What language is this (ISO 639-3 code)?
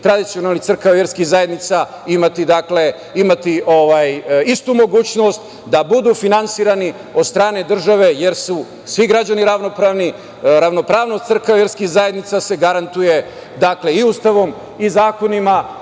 srp